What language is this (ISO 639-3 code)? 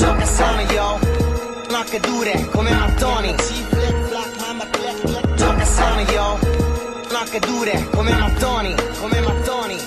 ita